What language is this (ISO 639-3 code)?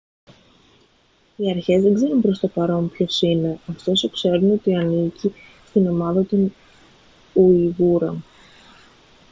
ell